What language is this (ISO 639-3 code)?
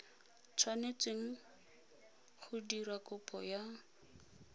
tsn